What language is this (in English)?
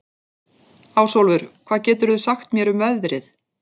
Icelandic